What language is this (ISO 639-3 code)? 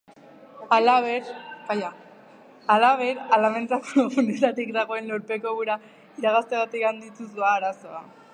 eus